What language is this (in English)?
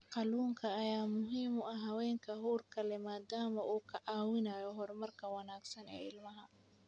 Somali